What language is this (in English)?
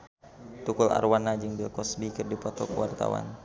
Sundanese